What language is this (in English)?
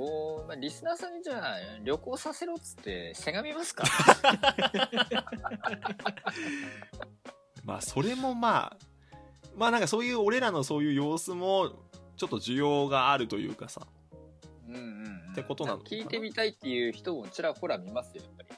Japanese